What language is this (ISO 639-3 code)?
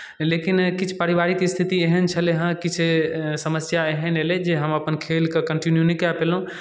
mai